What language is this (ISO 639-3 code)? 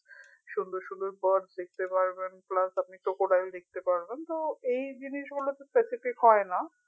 ben